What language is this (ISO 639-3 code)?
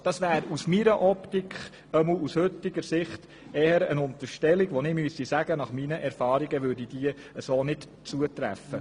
gsw